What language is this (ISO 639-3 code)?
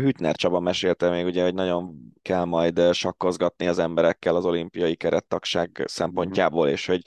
hun